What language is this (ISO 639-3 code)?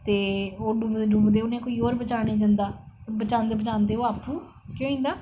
doi